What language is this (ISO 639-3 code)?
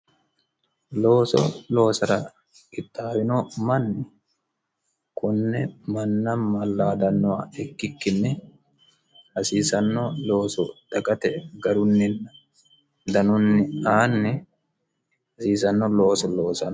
sid